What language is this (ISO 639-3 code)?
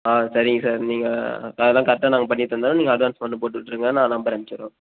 tam